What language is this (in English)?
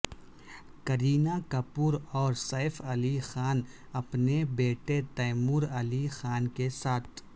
Urdu